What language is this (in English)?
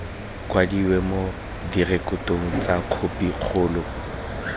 Tswana